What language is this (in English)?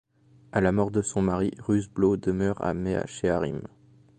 French